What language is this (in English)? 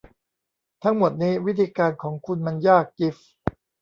Thai